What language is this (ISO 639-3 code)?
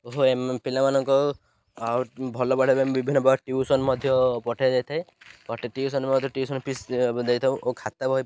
ori